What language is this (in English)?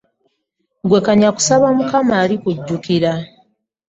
Ganda